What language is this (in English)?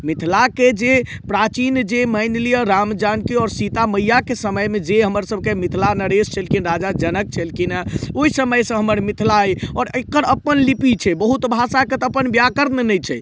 Maithili